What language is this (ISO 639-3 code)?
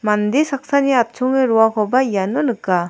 grt